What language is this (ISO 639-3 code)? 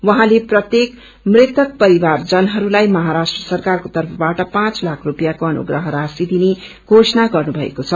nep